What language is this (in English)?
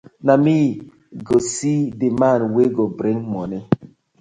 Nigerian Pidgin